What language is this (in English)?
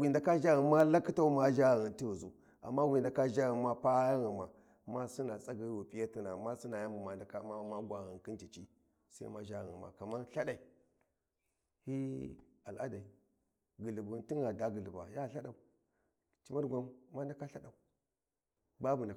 Warji